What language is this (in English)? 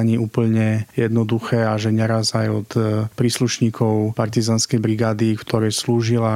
Slovak